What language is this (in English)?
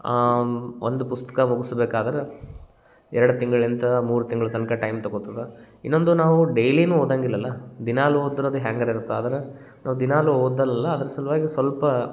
Kannada